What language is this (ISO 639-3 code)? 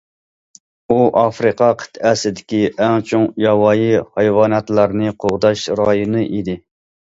uig